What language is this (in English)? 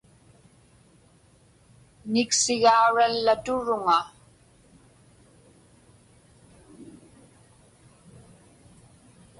Inupiaq